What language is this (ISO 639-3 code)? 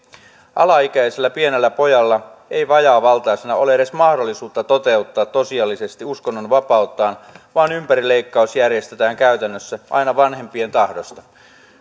fin